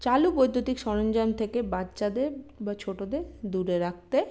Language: Bangla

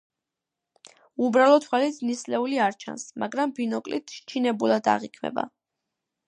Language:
Georgian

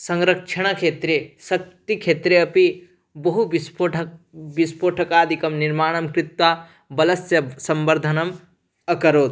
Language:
Sanskrit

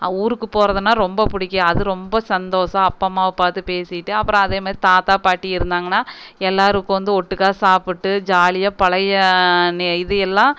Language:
Tamil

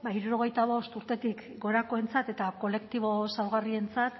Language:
Basque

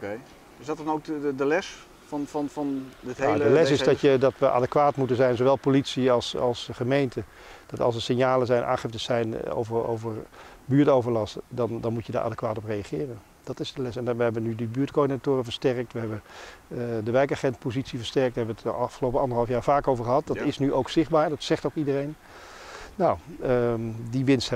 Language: Dutch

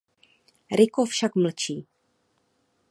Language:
Czech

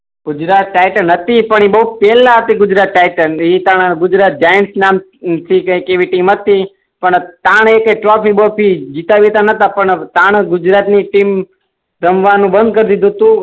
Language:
Gujarati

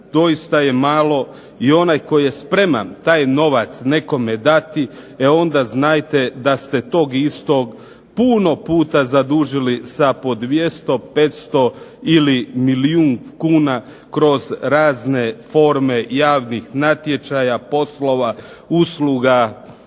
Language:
Croatian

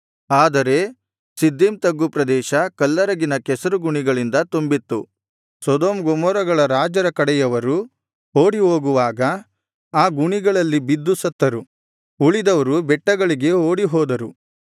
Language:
Kannada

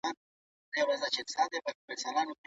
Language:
Pashto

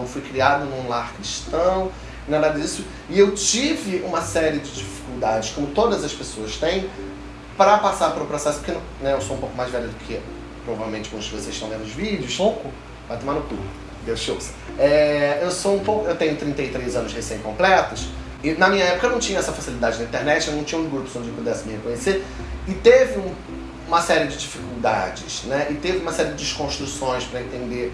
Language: Portuguese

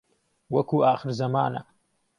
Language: Central Kurdish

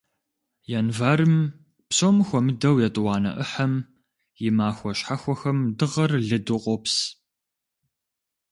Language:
Kabardian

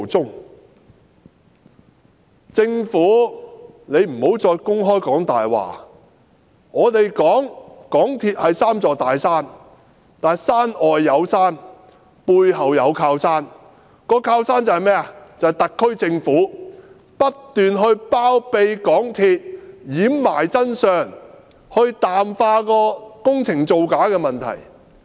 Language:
Cantonese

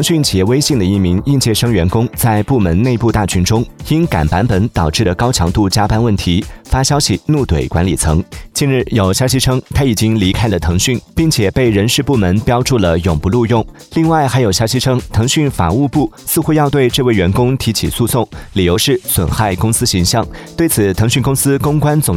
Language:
Chinese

